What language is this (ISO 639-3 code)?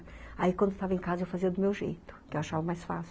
por